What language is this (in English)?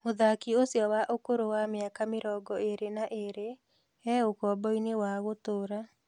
Kikuyu